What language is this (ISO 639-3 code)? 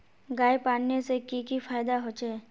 mag